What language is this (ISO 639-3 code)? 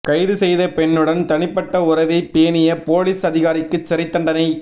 tam